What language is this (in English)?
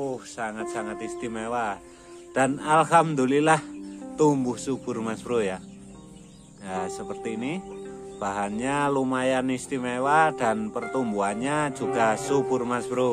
Indonesian